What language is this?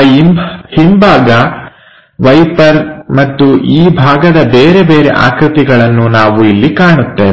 Kannada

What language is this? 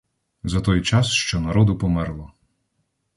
Ukrainian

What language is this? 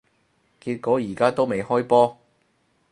Cantonese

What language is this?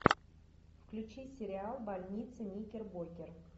Russian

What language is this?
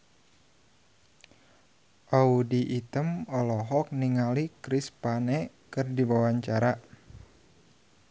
Sundanese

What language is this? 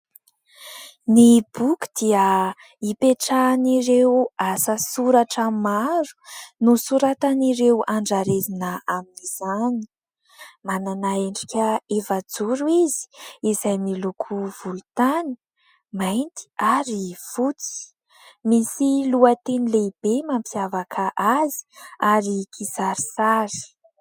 Malagasy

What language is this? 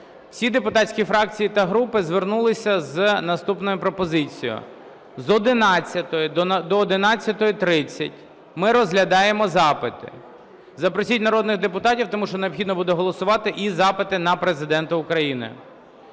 Ukrainian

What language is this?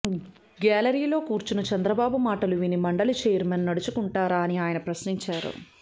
Telugu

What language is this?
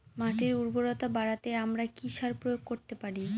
Bangla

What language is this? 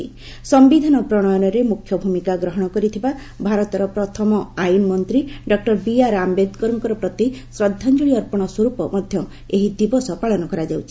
Odia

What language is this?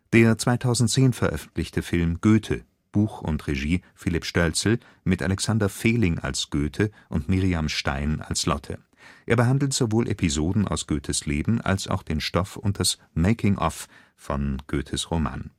German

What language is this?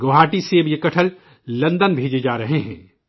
Urdu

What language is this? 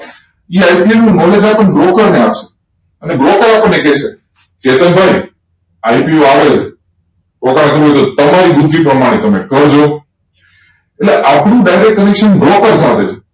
Gujarati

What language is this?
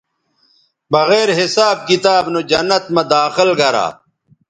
Bateri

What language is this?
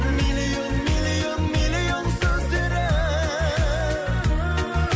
Kazakh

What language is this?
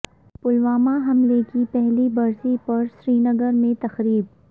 Urdu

